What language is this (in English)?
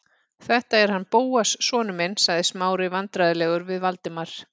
Icelandic